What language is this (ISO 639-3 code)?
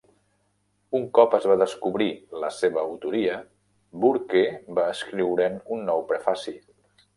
cat